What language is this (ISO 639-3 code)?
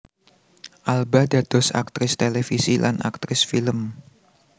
jav